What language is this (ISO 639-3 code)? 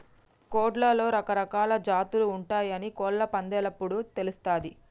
tel